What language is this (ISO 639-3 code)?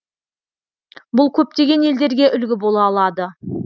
kaz